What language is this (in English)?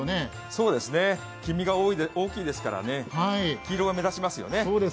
Japanese